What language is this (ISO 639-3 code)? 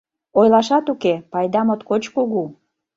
chm